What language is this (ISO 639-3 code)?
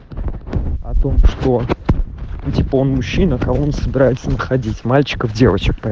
rus